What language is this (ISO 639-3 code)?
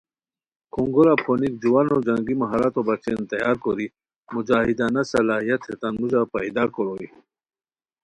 khw